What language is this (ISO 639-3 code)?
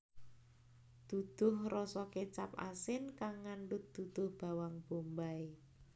jav